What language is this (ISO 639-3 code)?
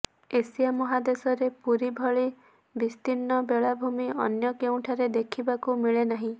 ori